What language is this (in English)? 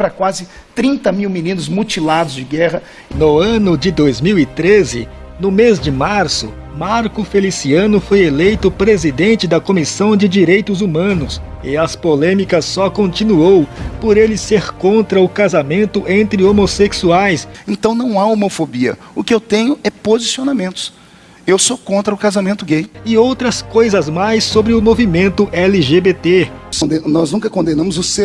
Portuguese